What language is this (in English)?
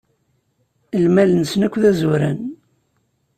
Kabyle